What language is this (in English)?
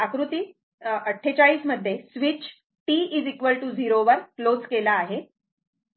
Marathi